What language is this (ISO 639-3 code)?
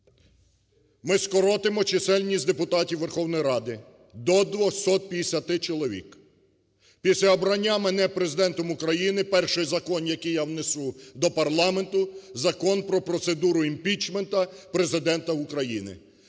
ukr